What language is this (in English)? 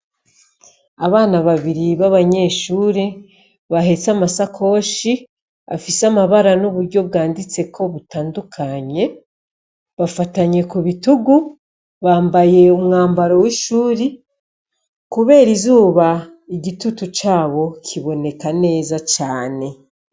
Rundi